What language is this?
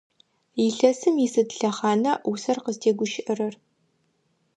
Adyghe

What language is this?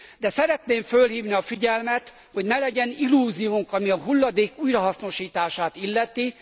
Hungarian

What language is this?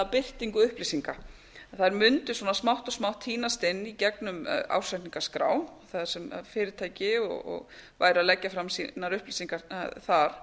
Icelandic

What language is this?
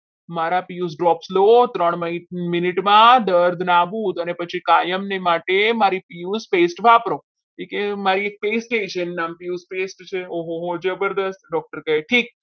Gujarati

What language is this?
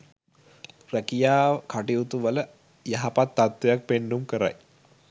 Sinhala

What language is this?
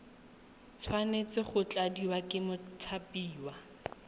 Tswana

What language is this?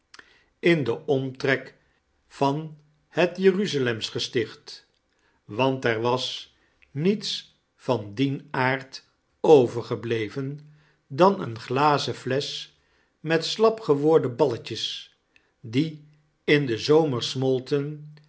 Dutch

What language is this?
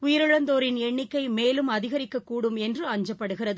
Tamil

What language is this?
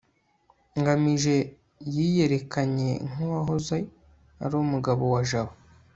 Kinyarwanda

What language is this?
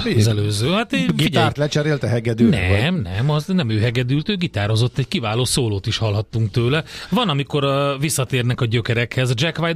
Hungarian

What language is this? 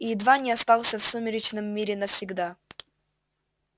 Russian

